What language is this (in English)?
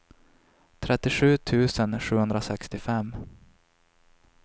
Swedish